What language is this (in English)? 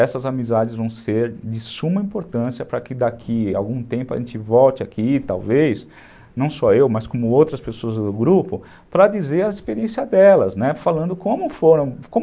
Portuguese